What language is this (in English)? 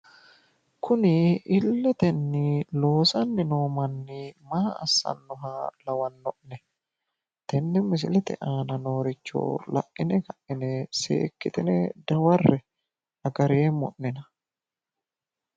Sidamo